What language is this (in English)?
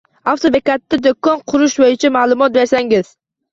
Uzbek